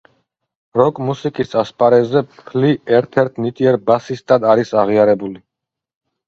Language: Georgian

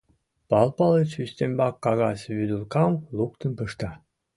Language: Mari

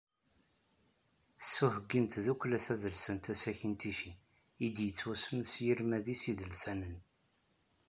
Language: Kabyle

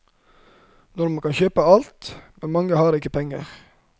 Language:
Norwegian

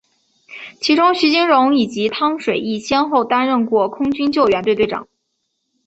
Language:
Chinese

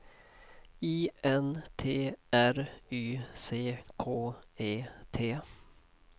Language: Swedish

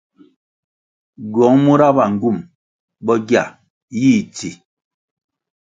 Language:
Kwasio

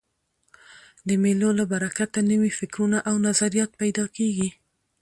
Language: Pashto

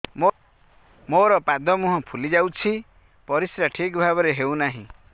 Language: Odia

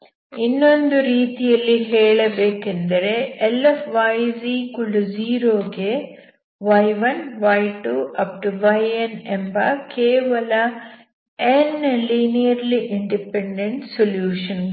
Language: Kannada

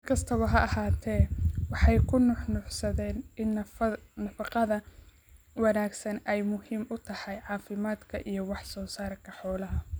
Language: Somali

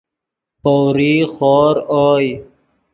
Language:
Yidgha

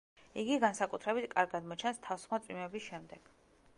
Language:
Georgian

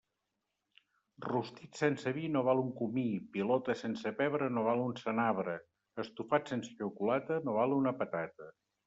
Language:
Catalan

